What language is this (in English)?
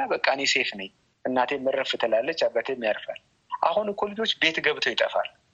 Amharic